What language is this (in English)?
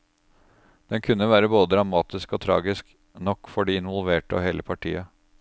Norwegian